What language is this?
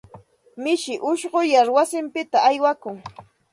Santa Ana de Tusi Pasco Quechua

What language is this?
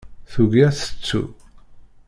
Kabyle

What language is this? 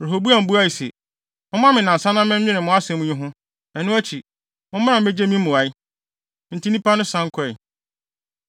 Akan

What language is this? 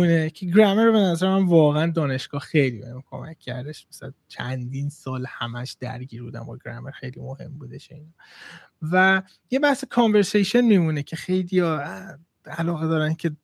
Persian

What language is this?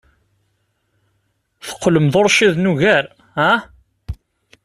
Kabyle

